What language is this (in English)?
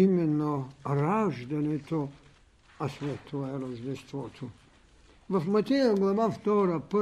Bulgarian